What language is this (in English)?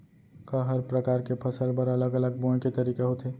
Chhattisgarhi